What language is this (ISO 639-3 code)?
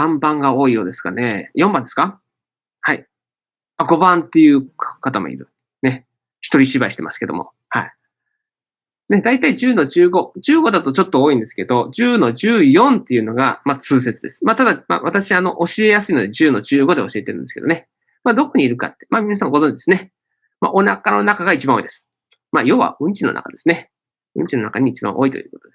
jpn